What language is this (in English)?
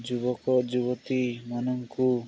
Odia